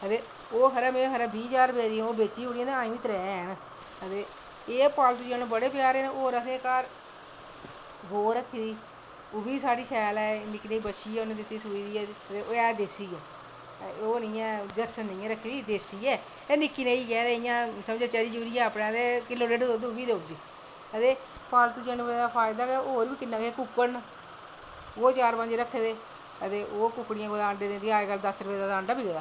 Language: Dogri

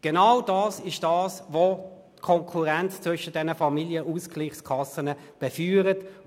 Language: Swiss German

